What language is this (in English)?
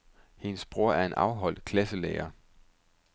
Danish